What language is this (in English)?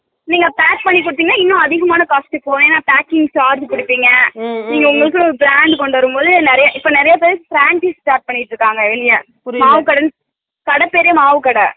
Tamil